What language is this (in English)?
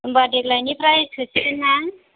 Bodo